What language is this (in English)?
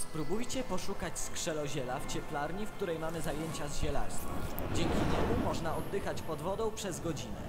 Polish